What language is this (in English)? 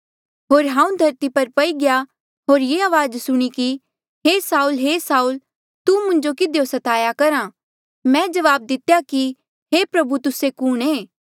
Mandeali